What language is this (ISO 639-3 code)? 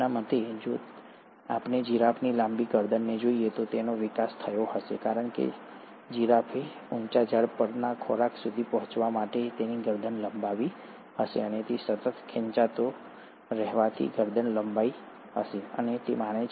guj